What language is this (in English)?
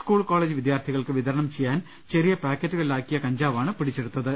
Malayalam